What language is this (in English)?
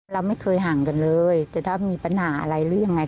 Thai